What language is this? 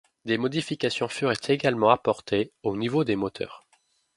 French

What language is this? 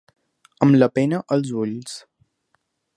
Catalan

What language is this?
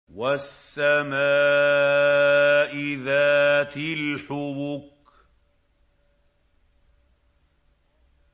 Arabic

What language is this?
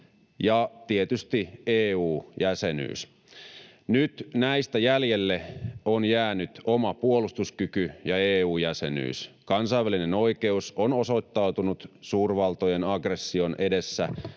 Finnish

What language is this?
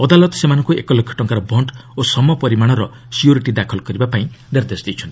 Odia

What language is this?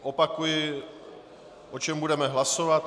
Czech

